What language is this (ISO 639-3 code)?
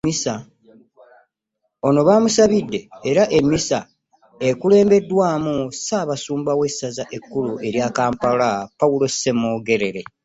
lug